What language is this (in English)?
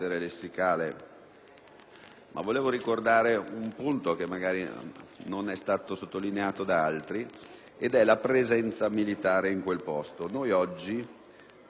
Italian